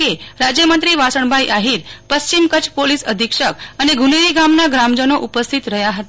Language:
Gujarati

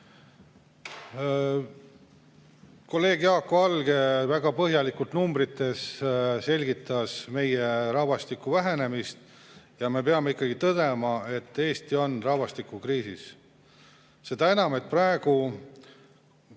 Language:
Estonian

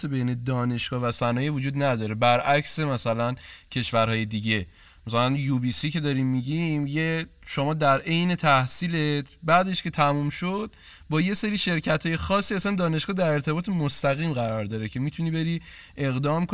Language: Persian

